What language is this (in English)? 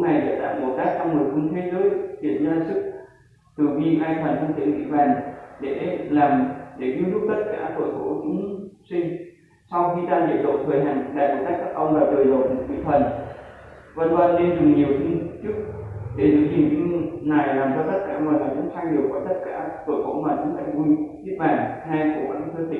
Vietnamese